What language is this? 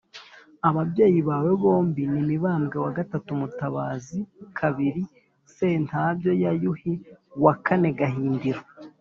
Kinyarwanda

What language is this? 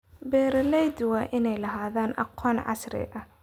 Somali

